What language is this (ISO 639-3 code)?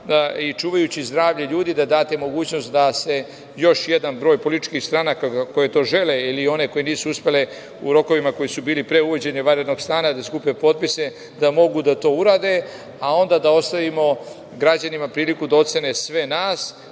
srp